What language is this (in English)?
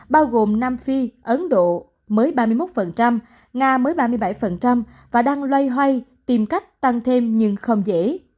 Vietnamese